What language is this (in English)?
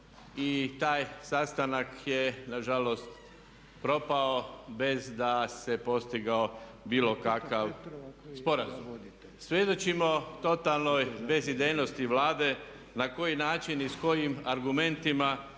Croatian